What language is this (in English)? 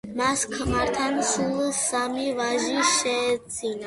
Georgian